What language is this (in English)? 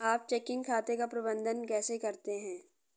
Hindi